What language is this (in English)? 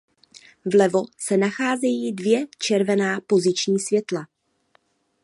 Czech